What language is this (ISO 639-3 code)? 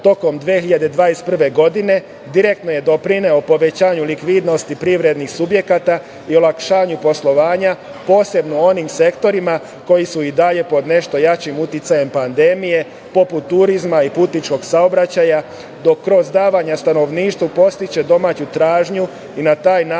srp